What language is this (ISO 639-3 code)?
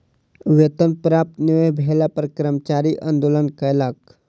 mai